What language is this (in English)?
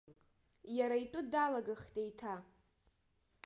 Abkhazian